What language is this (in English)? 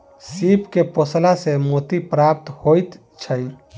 Maithili